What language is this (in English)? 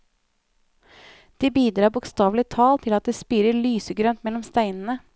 Norwegian